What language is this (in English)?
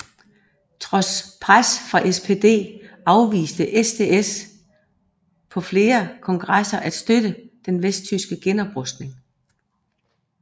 Danish